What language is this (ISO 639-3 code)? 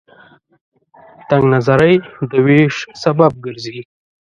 pus